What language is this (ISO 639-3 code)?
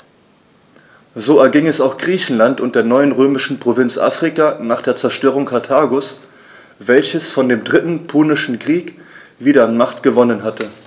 deu